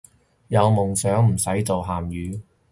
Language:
Cantonese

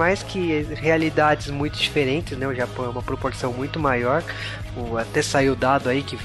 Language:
Portuguese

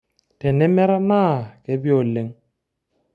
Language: Masai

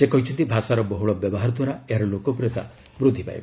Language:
Odia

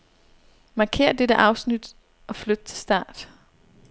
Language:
Danish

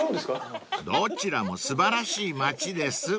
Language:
Japanese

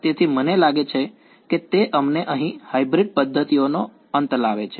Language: Gujarati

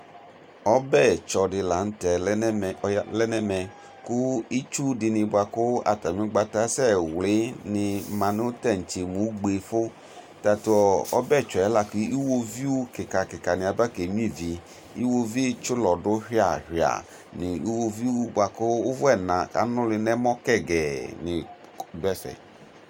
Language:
Ikposo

